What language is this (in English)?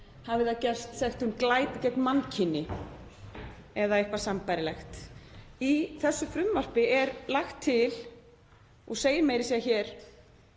Icelandic